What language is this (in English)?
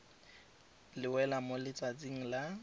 Tswana